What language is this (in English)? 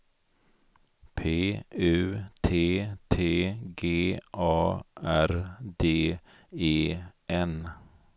Swedish